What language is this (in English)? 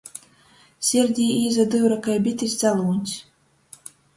Latgalian